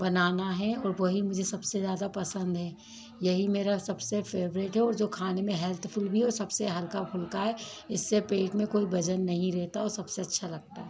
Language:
Hindi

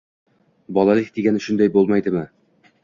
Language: Uzbek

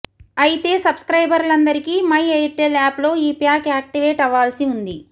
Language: Telugu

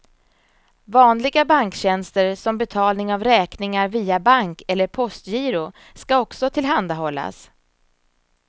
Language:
Swedish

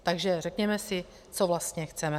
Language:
Czech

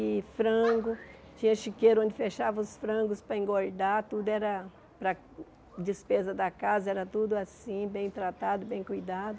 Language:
Portuguese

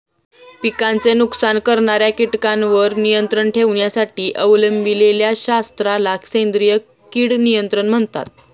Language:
Marathi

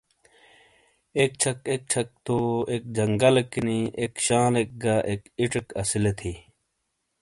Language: Shina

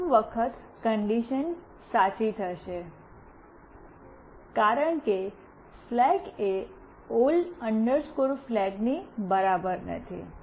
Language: Gujarati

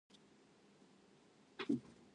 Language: Japanese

